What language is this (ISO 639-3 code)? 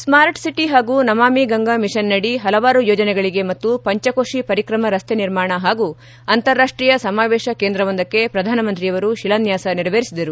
kan